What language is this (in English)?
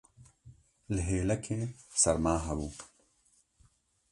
Kurdish